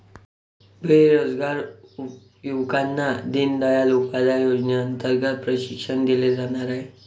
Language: Marathi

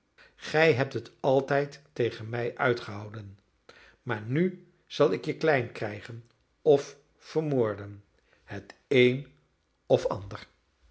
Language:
Dutch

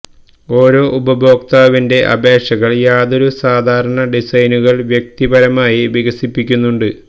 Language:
Malayalam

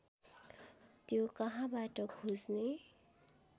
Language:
Nepali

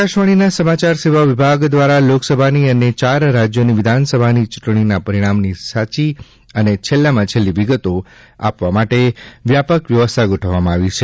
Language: Gujarati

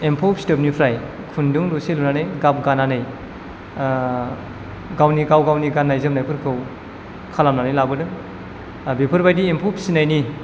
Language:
Bodo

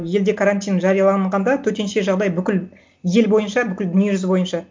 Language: Kazakh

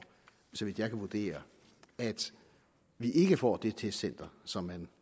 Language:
Danish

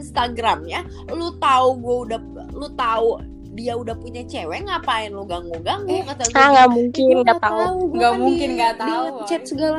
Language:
Indonesian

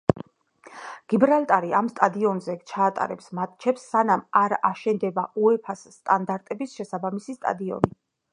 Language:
Georgian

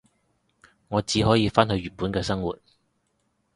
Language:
Cantonese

